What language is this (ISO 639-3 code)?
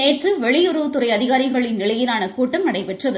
tam